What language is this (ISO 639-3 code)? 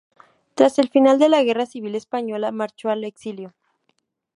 spa